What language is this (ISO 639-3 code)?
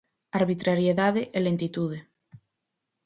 glg